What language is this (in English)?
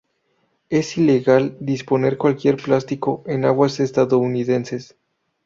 Spanish